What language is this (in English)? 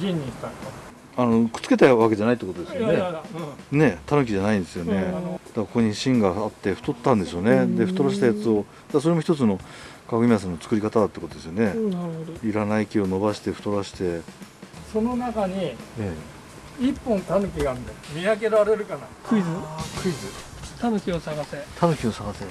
Japanese